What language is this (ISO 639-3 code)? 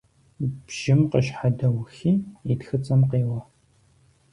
kbd